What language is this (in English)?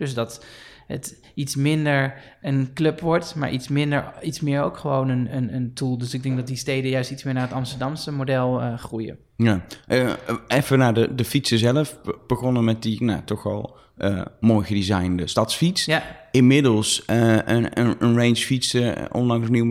Dutch